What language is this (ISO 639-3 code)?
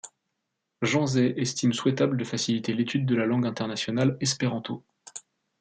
fra